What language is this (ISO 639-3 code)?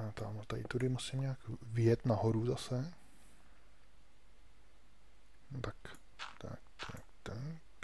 ces